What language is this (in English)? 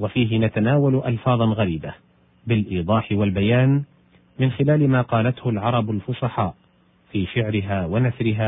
Arabic